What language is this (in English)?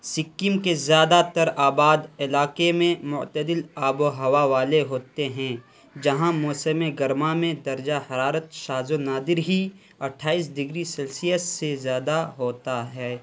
Urdu